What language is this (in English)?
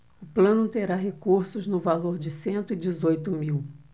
Portuguese